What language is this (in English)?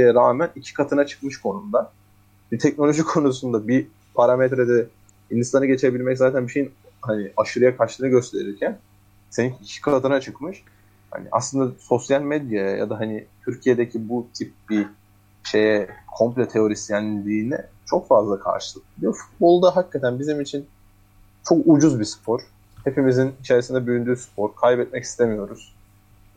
Turkish